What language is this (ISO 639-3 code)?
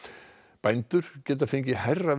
isl